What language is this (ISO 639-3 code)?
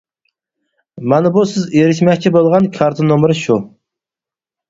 uig